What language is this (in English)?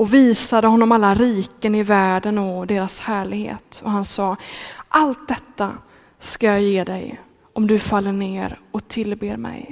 Swedish